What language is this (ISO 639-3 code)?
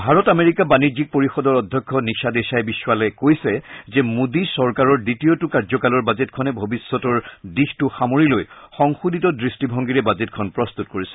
asm